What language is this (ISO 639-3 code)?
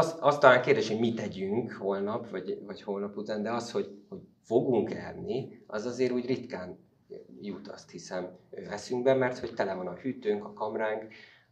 hun